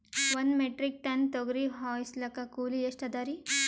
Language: Kannada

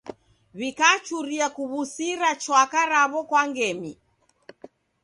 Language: Taita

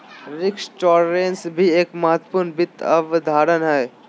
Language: Magahi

